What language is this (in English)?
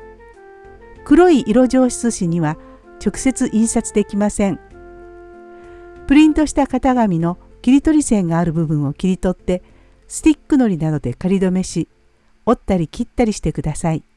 Japanese